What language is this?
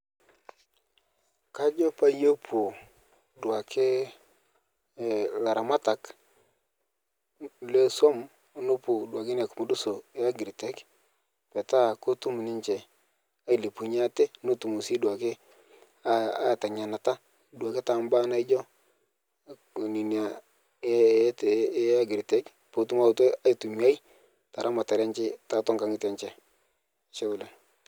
Masai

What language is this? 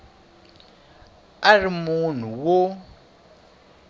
Tsonga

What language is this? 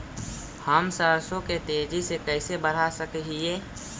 Magahi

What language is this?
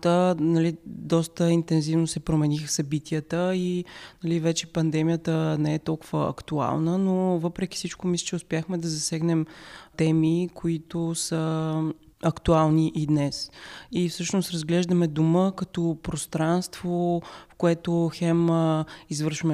Bulgarian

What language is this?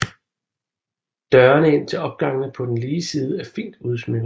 Danish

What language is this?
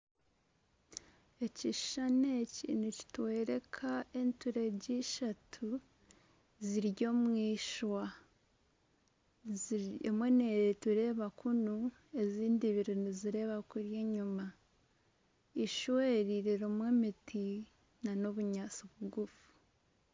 Nyankole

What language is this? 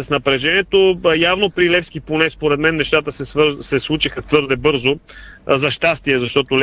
Bulgarian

